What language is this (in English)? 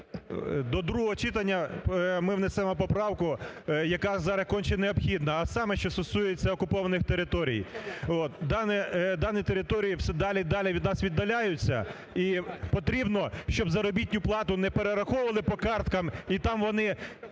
Ukrainian